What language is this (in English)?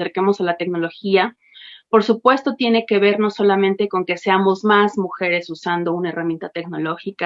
Spanish